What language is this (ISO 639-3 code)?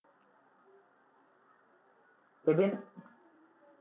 mal